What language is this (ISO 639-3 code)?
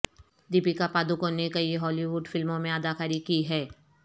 urd